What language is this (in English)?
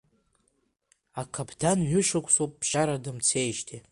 Abkhazian